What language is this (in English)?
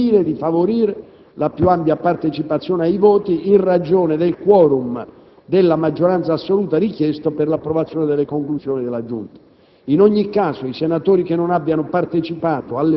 Italian